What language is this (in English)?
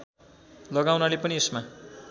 Nepali